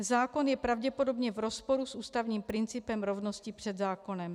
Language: Czech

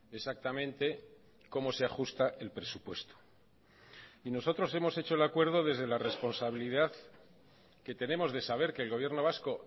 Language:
Spanish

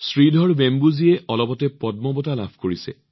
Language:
Assamese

